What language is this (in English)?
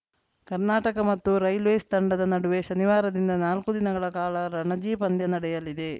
Kannada